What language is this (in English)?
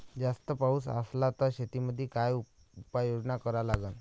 Marathi